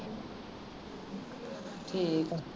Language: Punjabi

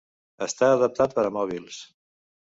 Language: Catalan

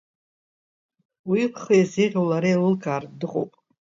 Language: Abkhazian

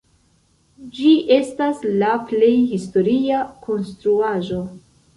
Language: Esperanto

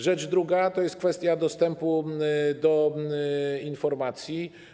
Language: Polish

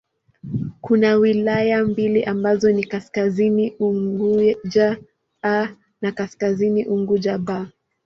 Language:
Swahili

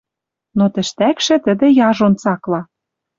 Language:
Western Mari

